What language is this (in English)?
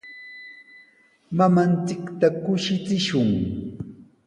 Sihuas Ancash Quechua